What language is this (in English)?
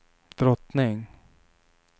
Swedish